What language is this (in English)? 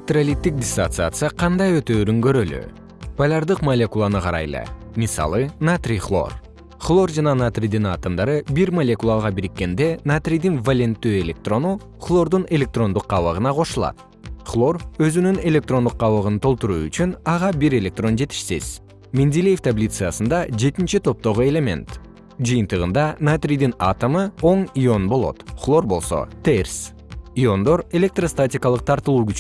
Kyrgyz